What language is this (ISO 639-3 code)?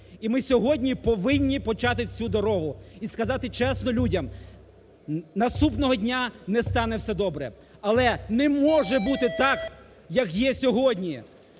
ukr